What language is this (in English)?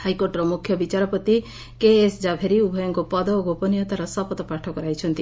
Odia